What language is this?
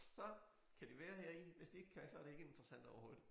Danish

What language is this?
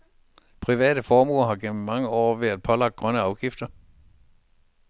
Danish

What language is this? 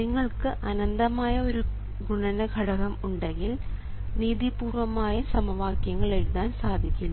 Malayalam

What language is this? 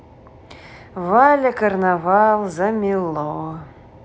Russian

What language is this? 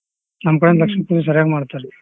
Kannada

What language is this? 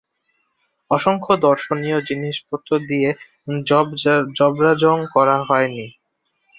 Bangla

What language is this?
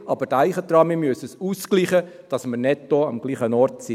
Swiss German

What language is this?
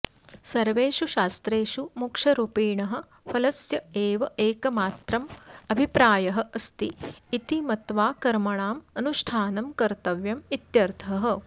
Sanskrit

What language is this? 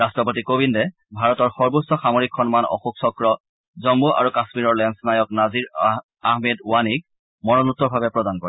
Assamese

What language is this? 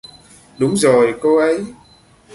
Vietnamese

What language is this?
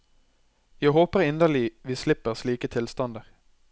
Norwegian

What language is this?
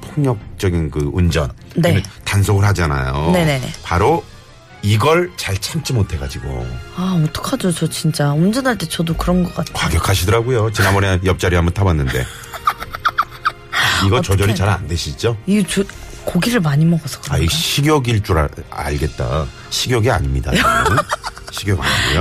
Korean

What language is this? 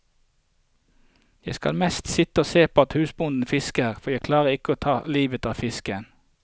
Norwegian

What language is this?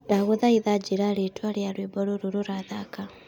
Kikuyu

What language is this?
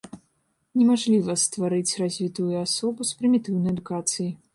Belarusian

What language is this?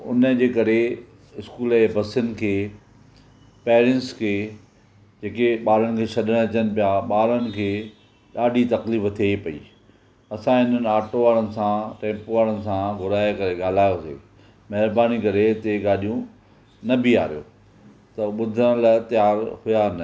Sindhi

